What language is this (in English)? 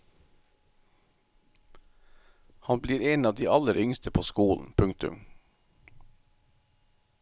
Norwegian